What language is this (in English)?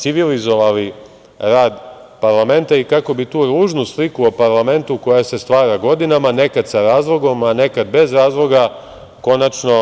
Serbian